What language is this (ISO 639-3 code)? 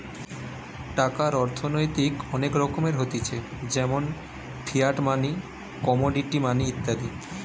ben